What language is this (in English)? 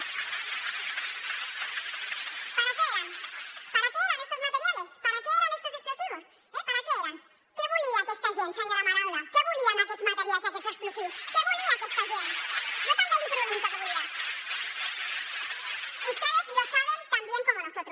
Catalan